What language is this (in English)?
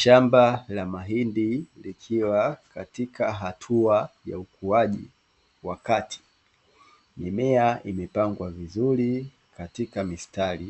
Swahili